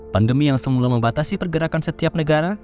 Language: Indonesian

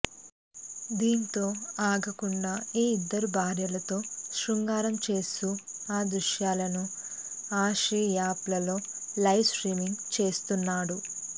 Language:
Telugu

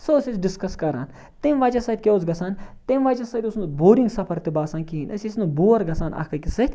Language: Kashmiri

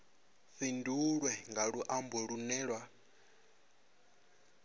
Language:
Venda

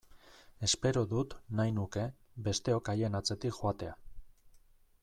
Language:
Basque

